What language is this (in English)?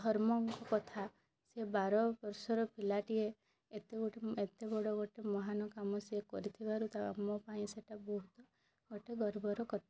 Odia